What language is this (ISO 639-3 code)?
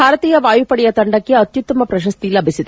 kan